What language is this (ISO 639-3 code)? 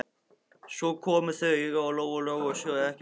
isl